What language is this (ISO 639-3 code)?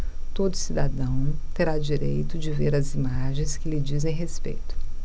por